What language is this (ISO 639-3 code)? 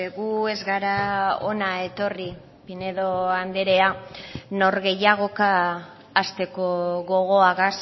eus